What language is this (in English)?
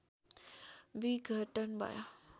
Nepali